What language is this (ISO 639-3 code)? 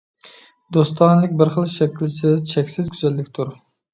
uig